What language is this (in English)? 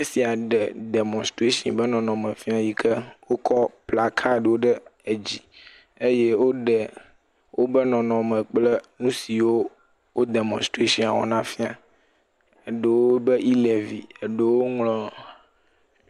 Ewe